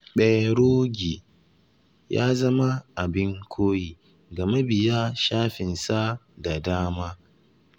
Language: Hausa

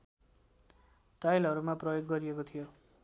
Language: Nepali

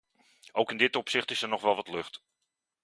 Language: Dutch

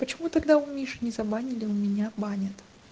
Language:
Russian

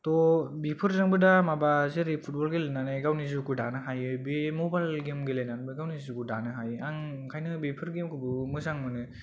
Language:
Bodo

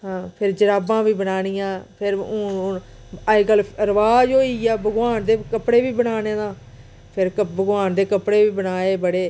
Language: Dogri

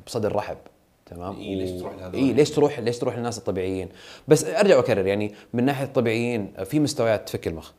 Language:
Arabic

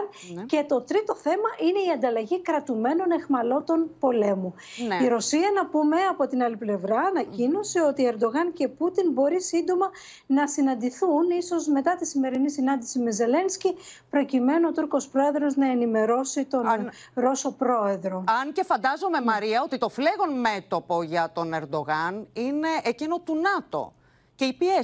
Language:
Greek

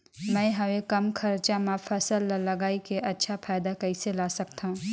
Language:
Chhattisgarhi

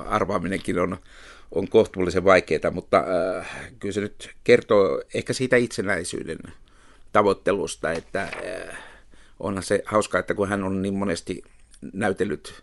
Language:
Finnish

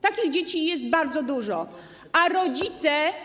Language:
Polish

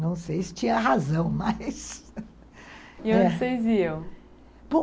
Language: Portuguese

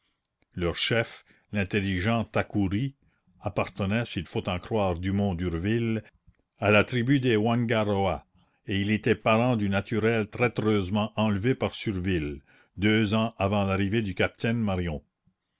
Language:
French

